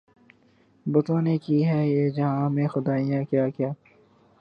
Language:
Urdu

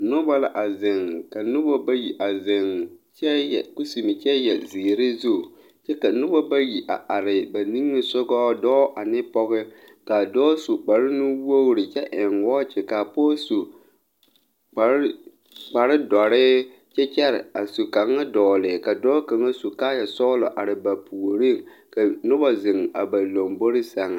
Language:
Southern Dagaare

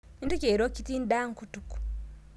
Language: Masai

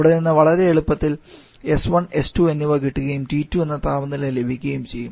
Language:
Malayalam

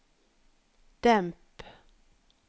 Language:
Norwegian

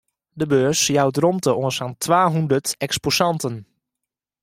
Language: Western Frisian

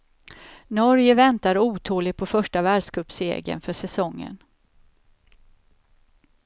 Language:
Swedish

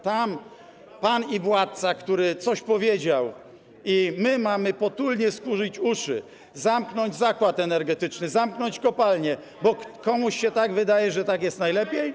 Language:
Polish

